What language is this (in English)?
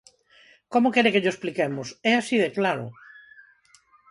Galician